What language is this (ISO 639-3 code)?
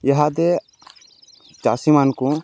ori